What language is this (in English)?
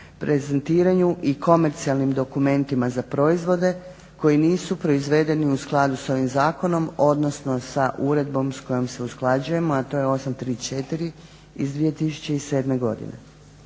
Croatian